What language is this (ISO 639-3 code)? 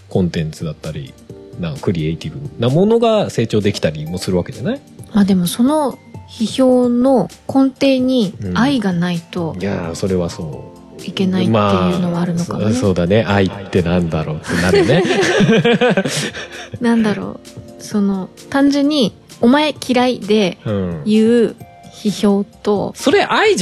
jpn